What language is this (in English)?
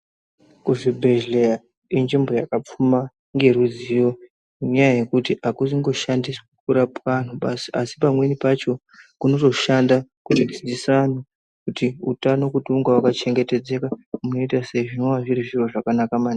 Ndau